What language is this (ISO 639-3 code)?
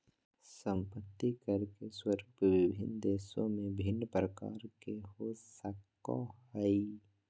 mag